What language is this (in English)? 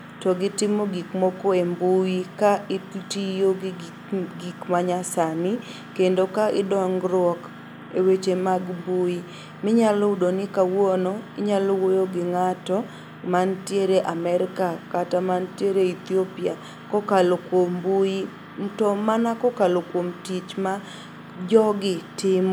Luo (Kenya and Tanzania)